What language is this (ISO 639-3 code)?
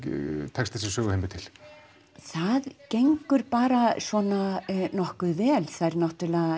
isl